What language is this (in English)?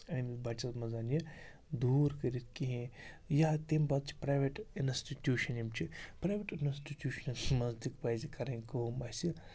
Kashmiri